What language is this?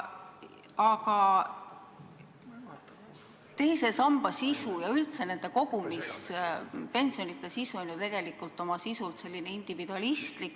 Estonian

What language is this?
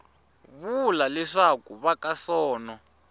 Tsonga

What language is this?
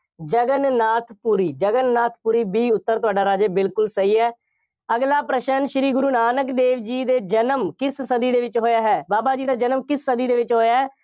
Punjabi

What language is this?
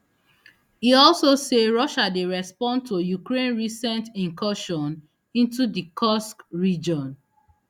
Nigerian Pidgin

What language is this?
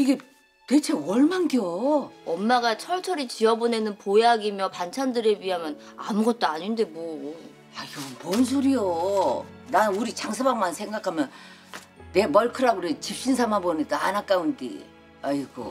Korean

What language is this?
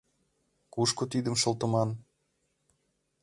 Mari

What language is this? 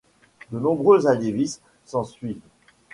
French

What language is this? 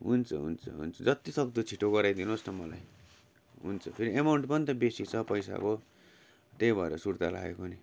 Nepali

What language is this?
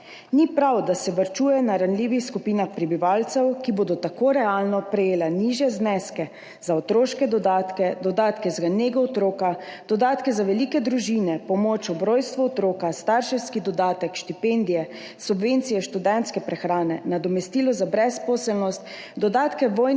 Slovenian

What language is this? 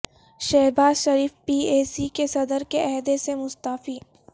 Urdu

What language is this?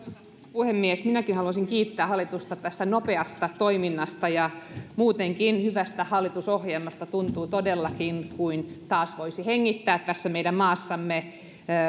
Finnish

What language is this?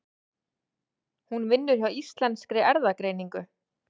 Icelandic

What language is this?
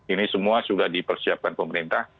Indonesian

